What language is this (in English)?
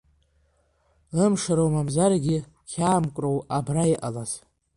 Abkhazian